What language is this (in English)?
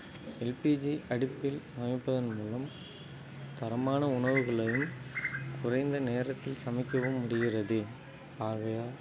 Tamil